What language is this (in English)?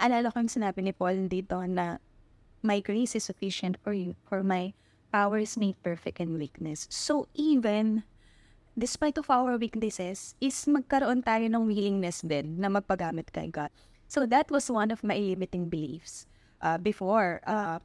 Filipino